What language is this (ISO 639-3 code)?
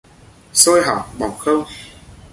vie